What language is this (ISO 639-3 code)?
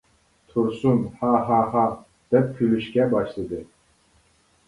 uig